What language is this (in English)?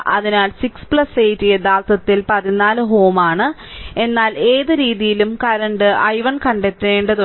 Malayalam